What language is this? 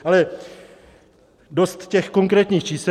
Czech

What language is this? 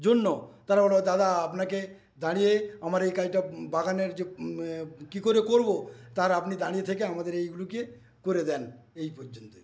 Bangla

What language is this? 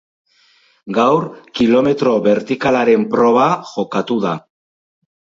Basque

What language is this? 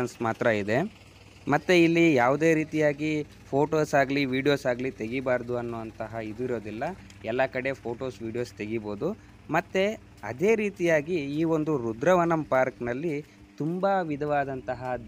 Kannada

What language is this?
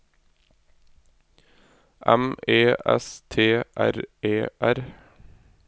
Norwegian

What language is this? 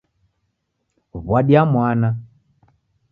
Taita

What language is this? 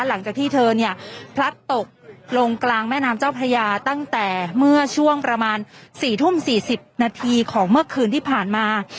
Thai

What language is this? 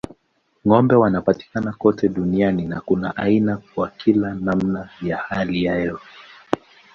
Swahili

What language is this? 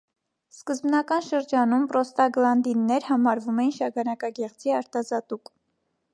Armenian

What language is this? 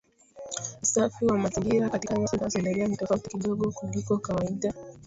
Swahili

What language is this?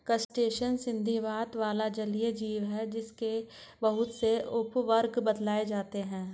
Hindi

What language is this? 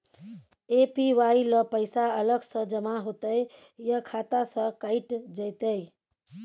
Maithili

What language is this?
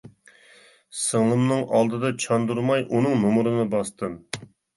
Uyghur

